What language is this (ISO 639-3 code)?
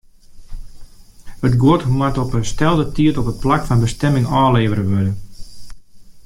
fry